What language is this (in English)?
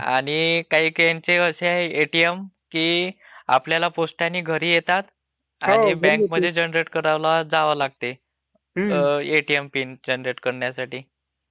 Marathi